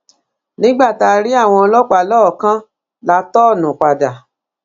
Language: Yoruba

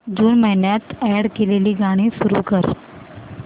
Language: Marathi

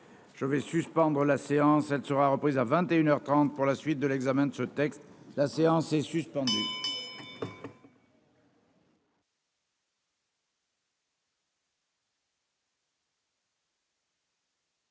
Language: French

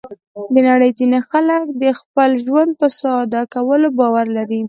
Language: Pashto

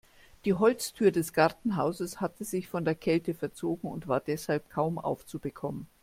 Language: German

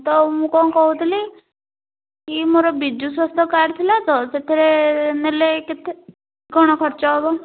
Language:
Odia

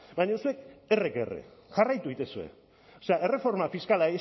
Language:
Basque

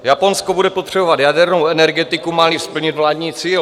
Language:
Czech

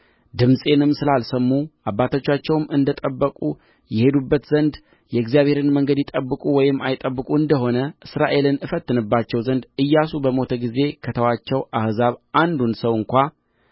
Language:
Amharic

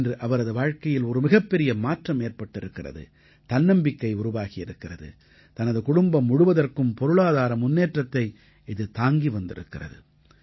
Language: Tamil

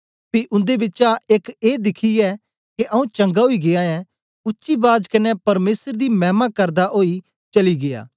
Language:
Dogri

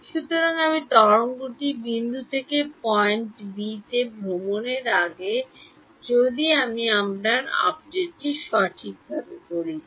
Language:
Bangla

